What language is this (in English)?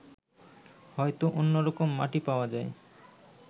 Bangla